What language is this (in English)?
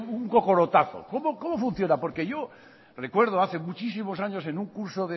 Spanish